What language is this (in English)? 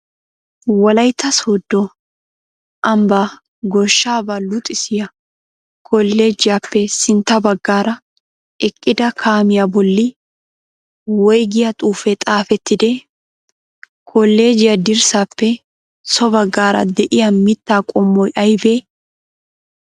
Wolaytta